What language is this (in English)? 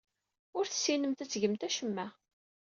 Kabyle